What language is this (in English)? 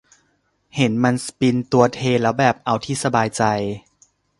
Thai